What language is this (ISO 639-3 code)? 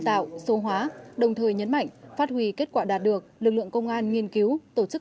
vie